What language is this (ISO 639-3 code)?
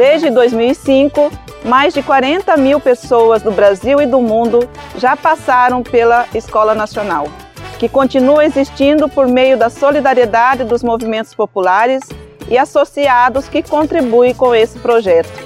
por